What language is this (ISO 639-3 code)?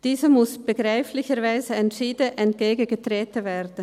gsw